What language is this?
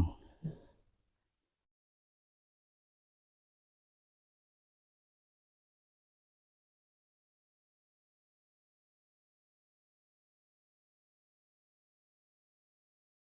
Indonesian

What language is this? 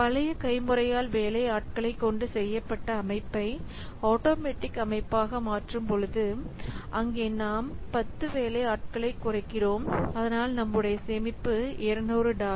Tamil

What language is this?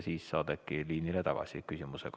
Estonian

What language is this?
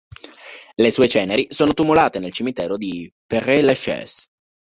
Italian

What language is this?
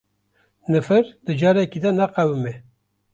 Kurdish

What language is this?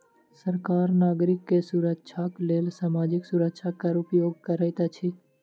Maithili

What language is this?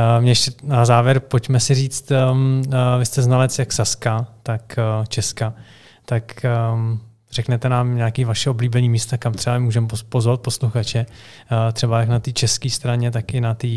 Czech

